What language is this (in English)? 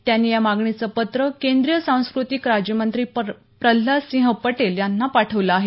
Marathi